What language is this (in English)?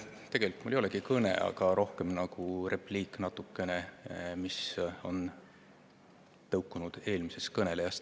Estonian